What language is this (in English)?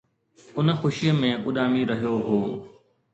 Sindhi